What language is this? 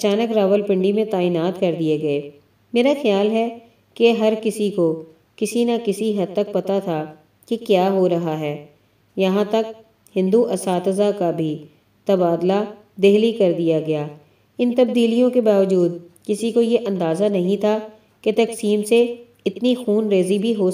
Hindi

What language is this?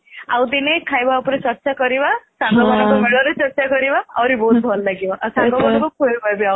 Odia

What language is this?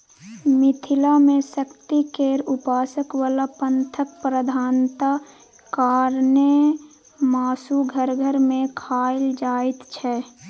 Maithili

